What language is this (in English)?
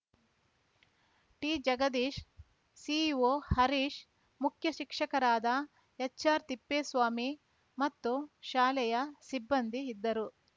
Kannada